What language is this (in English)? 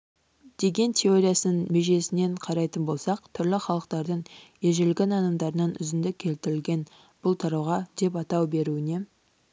Kazakh